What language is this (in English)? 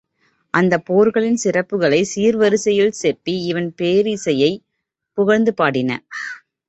Tamil